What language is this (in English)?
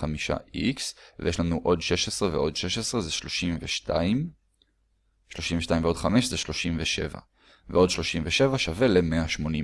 Hebrew